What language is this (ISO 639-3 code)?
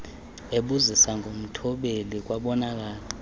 xho